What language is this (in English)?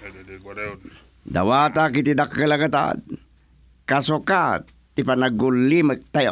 Filipino